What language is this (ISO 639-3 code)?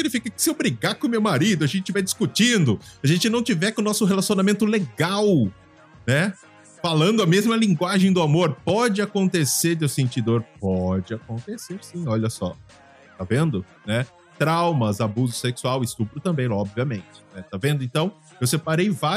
por